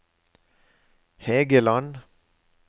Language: Norwegian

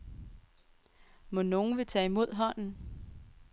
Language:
Danish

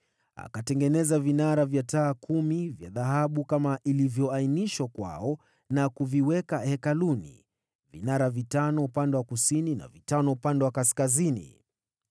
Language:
Swahili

